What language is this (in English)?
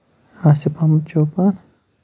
Kashmiri